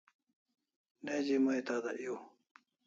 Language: Kalasha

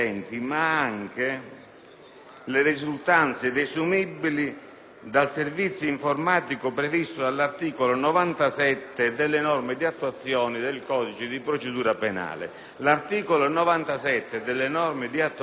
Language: Italian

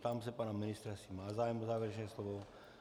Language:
Czech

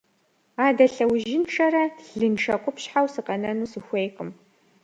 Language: Kabardian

